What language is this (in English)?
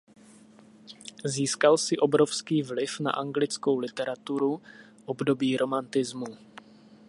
Czech